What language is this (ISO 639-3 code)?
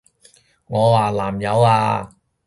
yue